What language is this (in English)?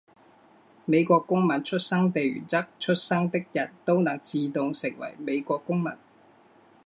Chinese